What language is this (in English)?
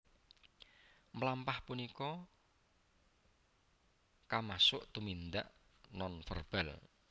Javanese